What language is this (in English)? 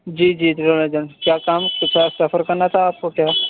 Urdu